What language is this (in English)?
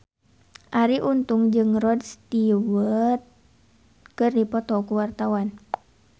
Sundanese